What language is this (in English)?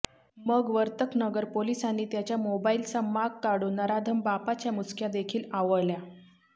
Marathi